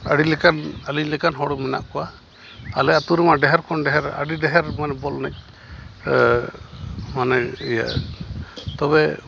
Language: Santali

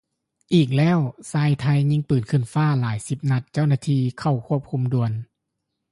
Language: Lao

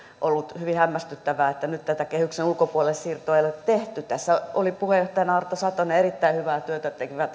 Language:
Finnish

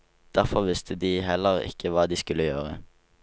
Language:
Norwegian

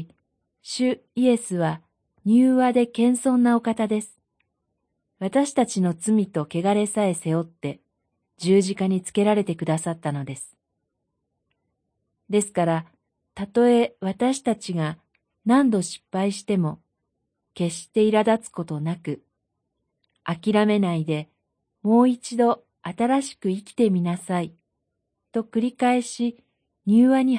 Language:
Japanese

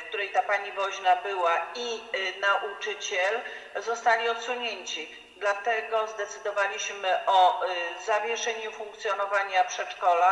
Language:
Polish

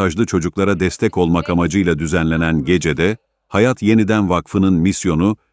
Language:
Turkish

